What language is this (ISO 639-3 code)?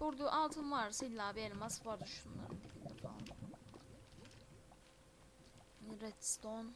tur